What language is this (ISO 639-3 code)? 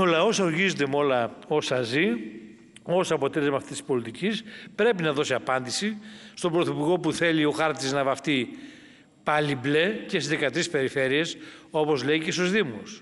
ell